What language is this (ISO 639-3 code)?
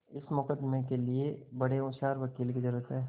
hin